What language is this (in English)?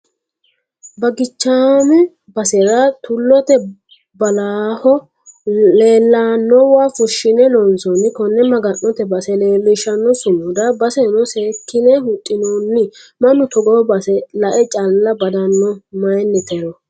Sidamo